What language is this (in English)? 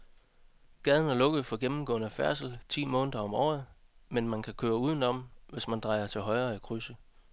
Danish